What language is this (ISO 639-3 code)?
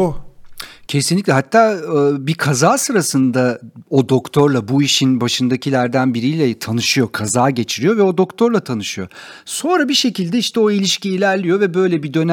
tur